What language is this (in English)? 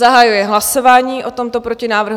Czech